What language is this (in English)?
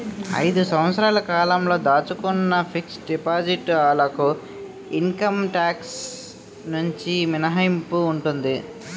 Telugu